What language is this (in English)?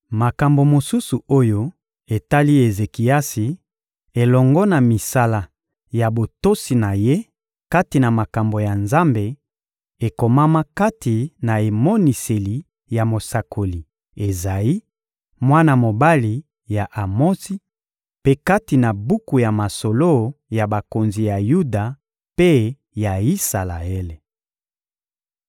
Lingala